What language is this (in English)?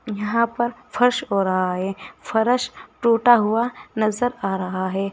Hindi